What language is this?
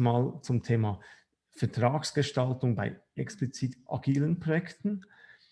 German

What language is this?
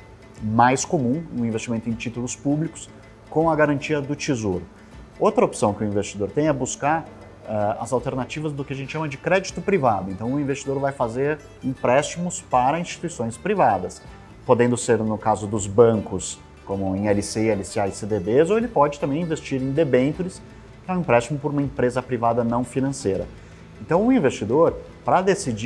Portuguese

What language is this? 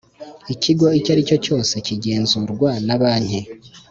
Kinyarwanda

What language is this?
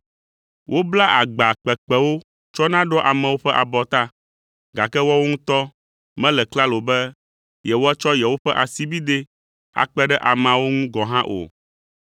Ewe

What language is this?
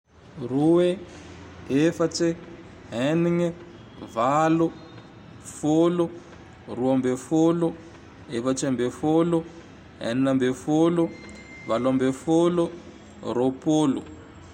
Tandroy-Mahafaly Malagasy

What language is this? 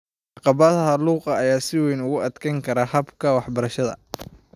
Somali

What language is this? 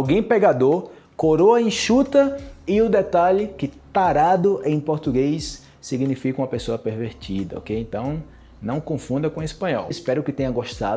Portuguese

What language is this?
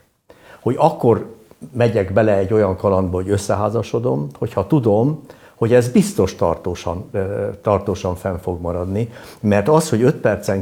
Hungarian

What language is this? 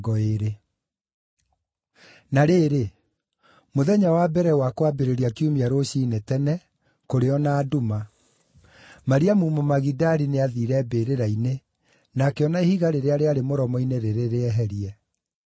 Kikuyu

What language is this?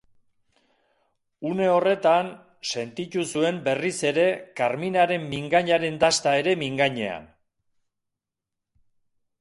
Basque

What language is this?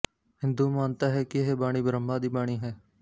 Punjabi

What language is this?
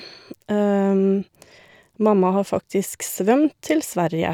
Norwegian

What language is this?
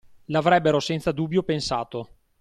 Italian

